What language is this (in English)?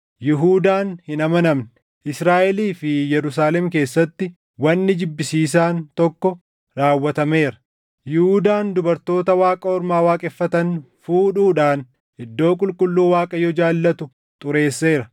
Oromo